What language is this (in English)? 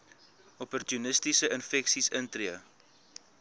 Afrikaans